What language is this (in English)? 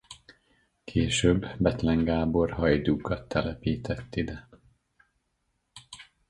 Hungarian